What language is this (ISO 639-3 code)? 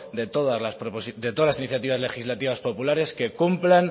spa